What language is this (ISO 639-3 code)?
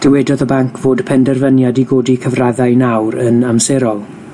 cym